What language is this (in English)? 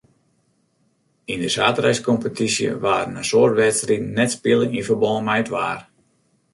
Western Frisian